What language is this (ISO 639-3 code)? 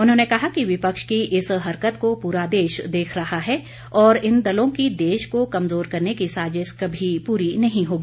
hin